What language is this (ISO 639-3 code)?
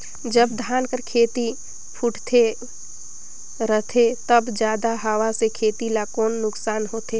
hne